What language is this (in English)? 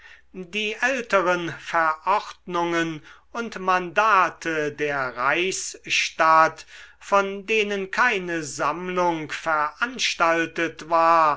German